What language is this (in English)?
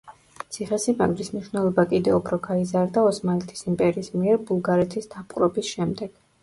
Georgian